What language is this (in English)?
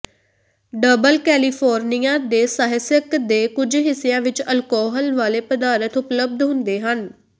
Punjabi